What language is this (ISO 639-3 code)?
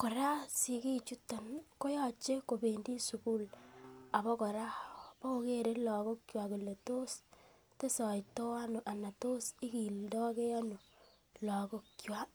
kln